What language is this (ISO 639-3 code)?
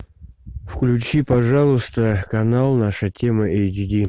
rus